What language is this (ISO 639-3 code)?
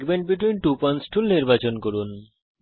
ben